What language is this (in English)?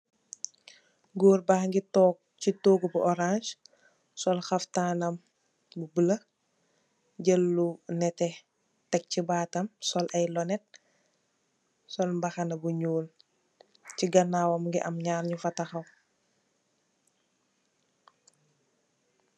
Wolof